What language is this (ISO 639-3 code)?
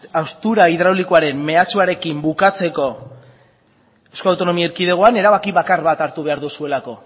eus